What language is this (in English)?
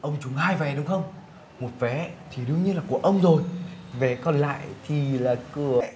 Vietnamese